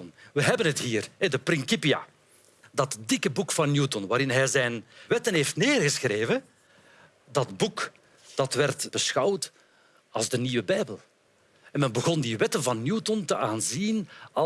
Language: Dutch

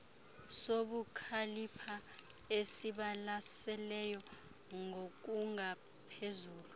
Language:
Xhosa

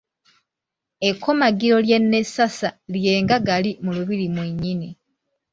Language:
Ganda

